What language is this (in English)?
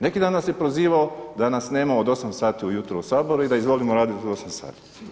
Croatian